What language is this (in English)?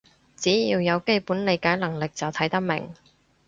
Cantonese